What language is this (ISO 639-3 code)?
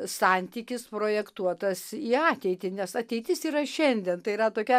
lit